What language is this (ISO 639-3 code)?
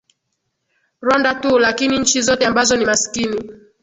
swa